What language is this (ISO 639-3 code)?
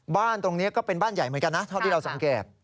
tha